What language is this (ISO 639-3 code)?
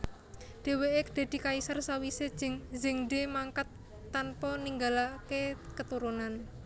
jav